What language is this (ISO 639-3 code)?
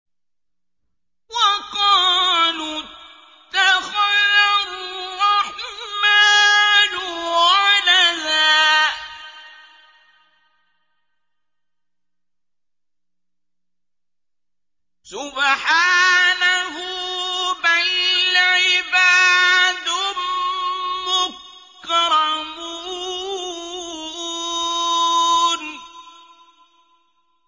ara